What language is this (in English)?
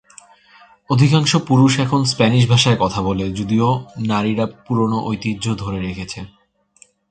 Bangla